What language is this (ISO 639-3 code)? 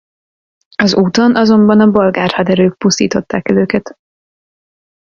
hun